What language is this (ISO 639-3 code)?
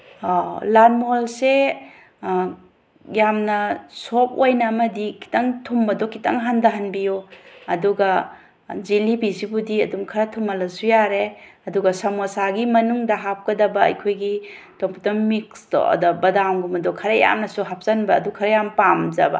mni